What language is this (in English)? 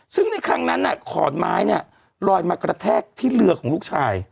Thai